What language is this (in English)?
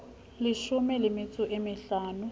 Southern Sotho